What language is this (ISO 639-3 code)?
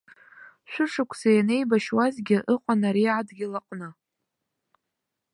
abk